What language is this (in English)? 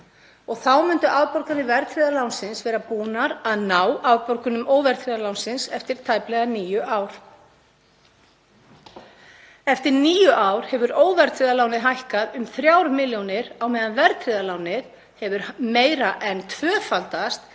Icelandic